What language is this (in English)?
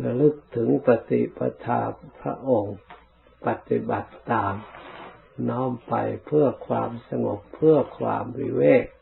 Thai